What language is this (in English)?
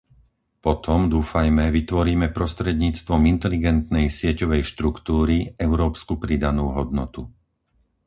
Slovak